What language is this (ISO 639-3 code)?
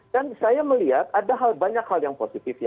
ind